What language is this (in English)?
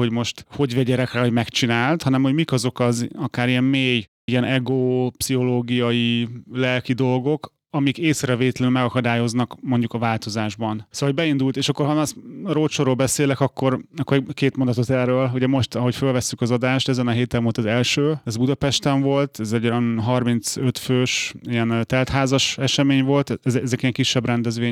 Hungarian